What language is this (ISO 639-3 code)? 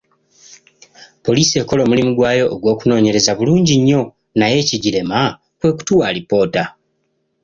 lug